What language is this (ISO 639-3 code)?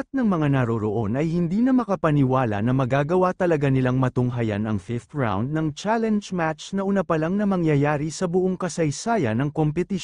fil